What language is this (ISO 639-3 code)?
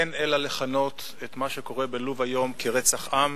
heb